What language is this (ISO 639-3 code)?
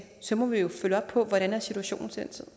dan